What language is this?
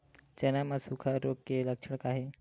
Chhattisgarhi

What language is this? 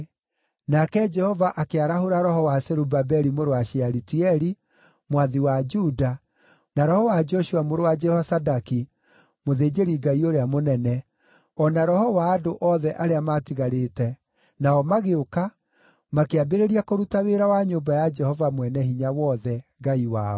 Kikuyu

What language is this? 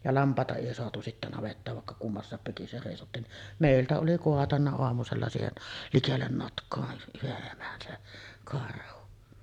Finnish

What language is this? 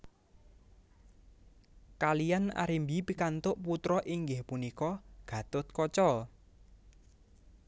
Javanese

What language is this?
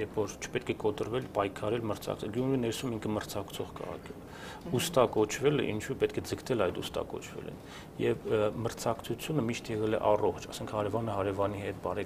Romanian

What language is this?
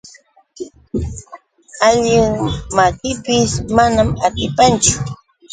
Yauyos Quechua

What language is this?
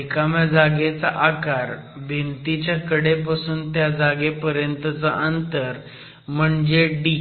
Marathi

